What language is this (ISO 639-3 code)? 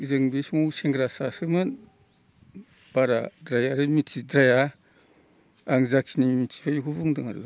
brx